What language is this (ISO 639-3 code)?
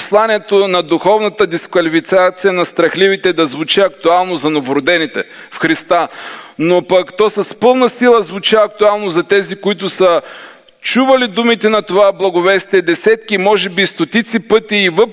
bul